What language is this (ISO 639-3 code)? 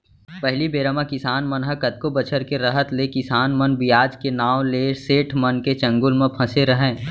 hne